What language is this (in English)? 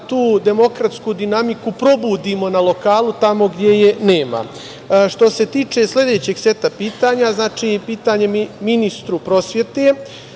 Serbian